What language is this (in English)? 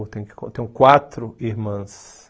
Portuguese